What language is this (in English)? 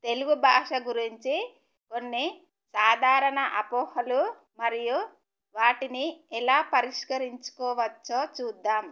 Telugu